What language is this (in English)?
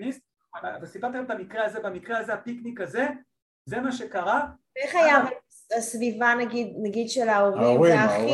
Hebrew